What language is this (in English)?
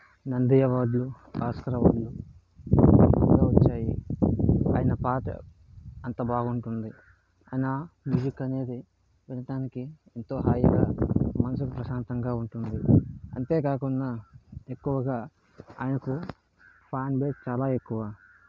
Telugu